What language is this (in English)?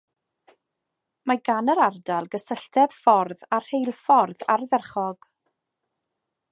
Welsh